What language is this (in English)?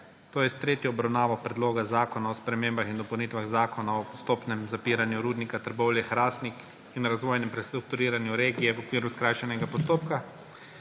Slovenian